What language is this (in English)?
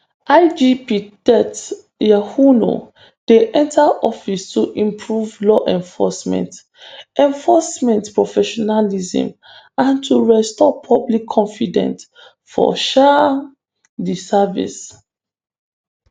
Nigerian Pidgin